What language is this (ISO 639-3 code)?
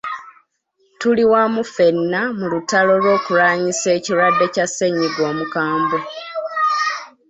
lug